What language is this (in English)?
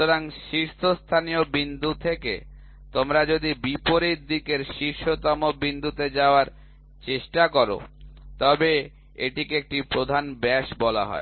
Bangla